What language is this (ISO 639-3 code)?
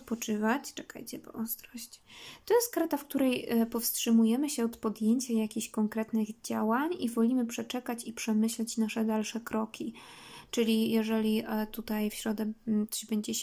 pol